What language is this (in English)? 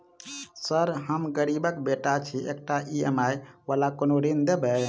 Maithili